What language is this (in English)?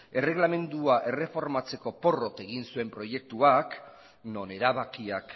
Basque